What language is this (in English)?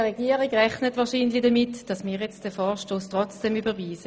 Swiss German